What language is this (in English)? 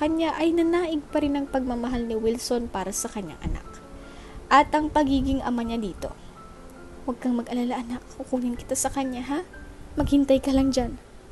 Filipino